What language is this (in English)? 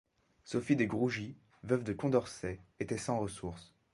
French